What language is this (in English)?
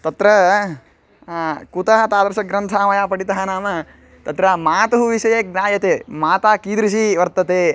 Sanskrit